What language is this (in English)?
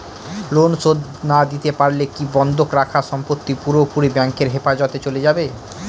Bangla